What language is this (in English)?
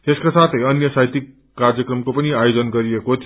Nepali